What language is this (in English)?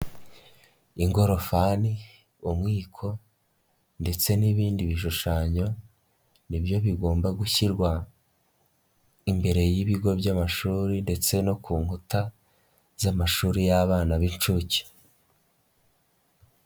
Kinyarwanda